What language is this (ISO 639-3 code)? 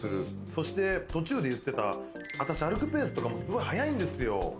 jpn